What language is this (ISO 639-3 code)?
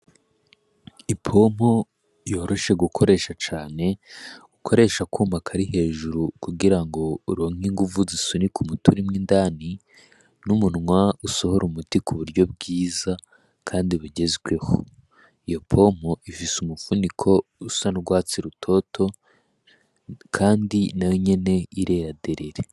run